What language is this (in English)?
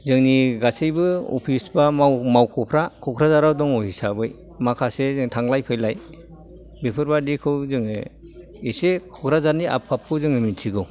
Bodo